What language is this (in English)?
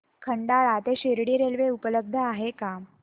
Marathi